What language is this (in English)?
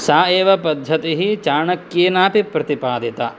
Sanskrit